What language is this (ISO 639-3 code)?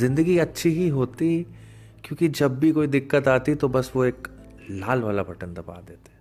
hin